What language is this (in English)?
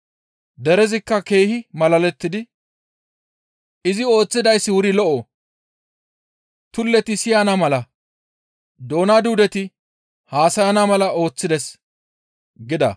Gamo